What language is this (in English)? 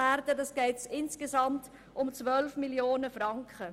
Swiss German